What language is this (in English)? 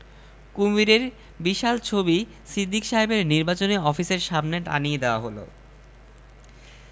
Bangla